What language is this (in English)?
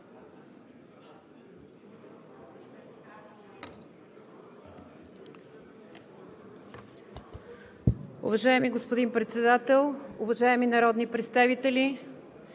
Bulgarian